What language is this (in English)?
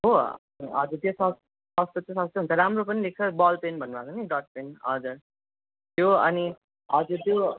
Nepali